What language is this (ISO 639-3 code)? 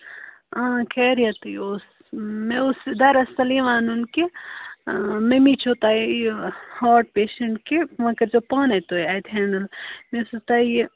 kas